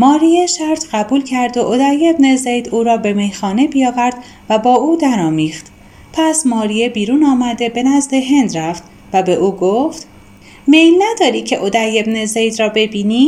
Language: Persian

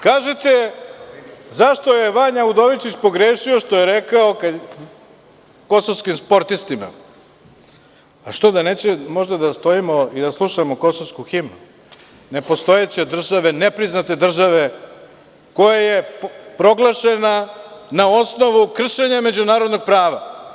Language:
Serbian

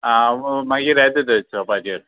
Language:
Konkani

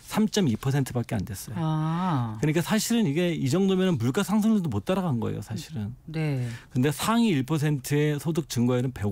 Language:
Korean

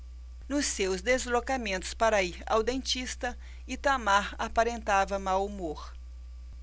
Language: Portuguese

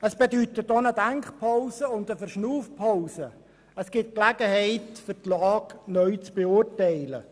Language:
Swiss German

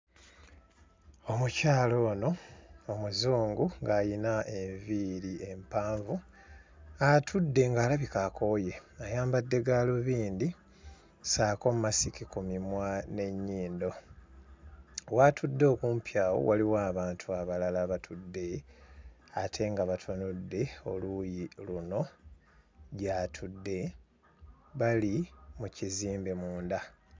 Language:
Ganda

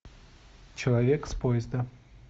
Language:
Russian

